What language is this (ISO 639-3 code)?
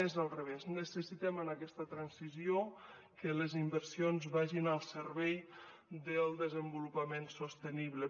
cat